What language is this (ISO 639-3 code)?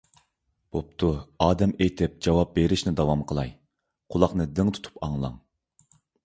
uig